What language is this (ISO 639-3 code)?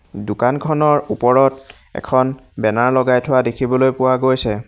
asm